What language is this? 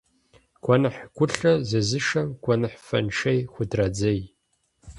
Kabardian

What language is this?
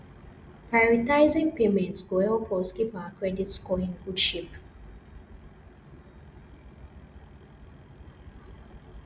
Nigerian Pidgin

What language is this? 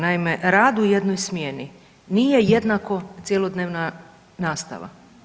Croatian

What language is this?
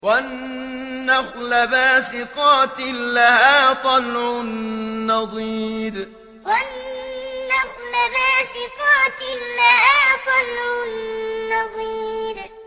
Arabic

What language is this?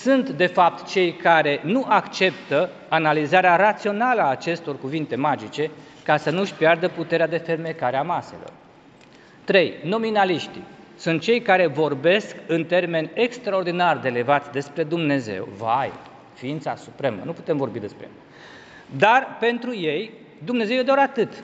Romanian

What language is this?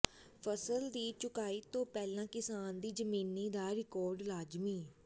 Punjabi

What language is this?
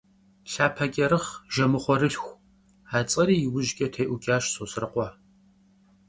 Kabardian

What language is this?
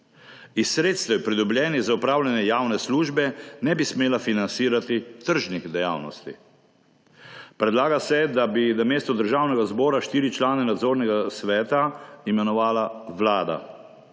Slovenian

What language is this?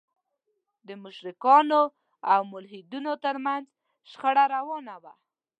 Pashto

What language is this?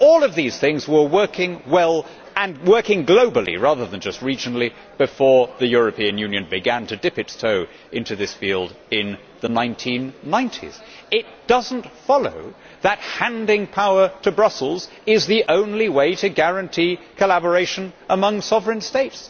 English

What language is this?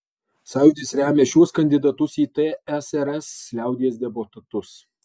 Lithuanian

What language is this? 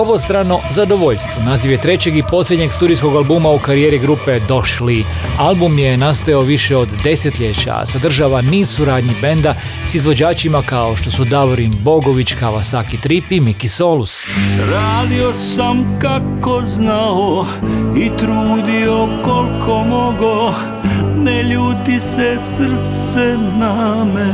Croatian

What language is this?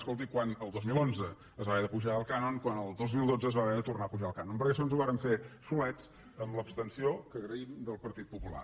Catalan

